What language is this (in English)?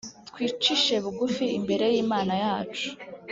Kinyarwanda